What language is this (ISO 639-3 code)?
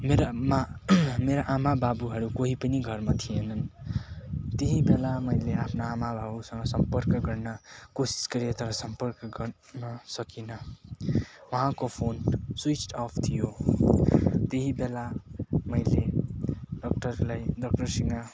nep